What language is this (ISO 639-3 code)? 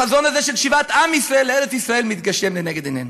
heb